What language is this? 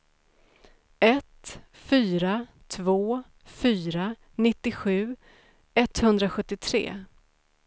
Swedish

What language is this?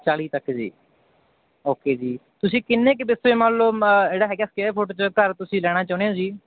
Punjabi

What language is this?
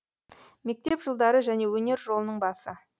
Kazakh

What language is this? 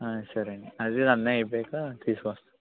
Telugu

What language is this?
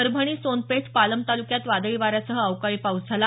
Marathi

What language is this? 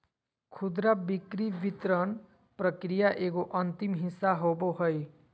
Magahi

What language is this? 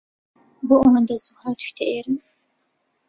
Central Kurdish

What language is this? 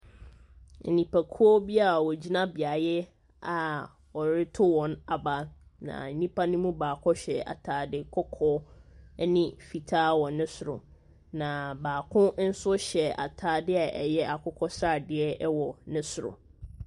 Akan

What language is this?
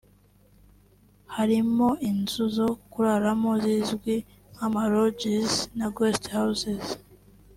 Kinyarwanda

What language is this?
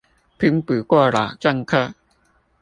Chinese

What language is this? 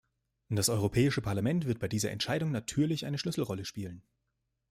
German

